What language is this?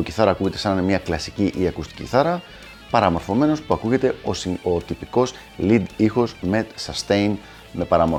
Greek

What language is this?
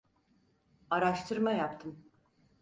Turkish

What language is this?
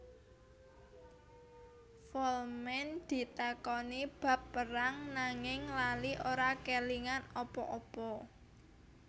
Javanese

